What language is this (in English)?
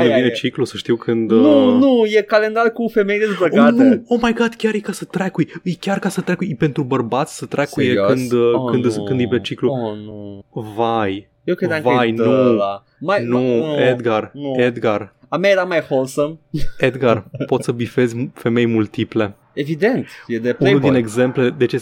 Romanian